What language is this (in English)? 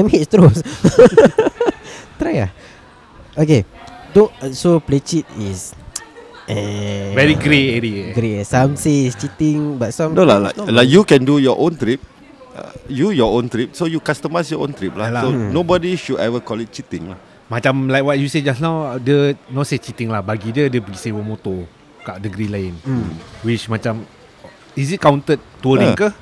Malay